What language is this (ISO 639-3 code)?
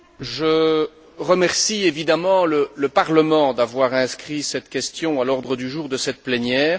fra